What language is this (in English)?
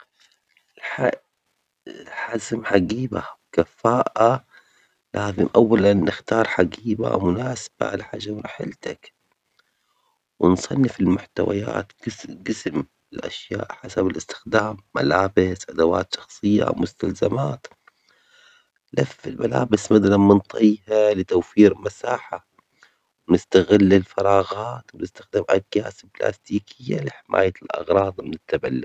Omani Arabic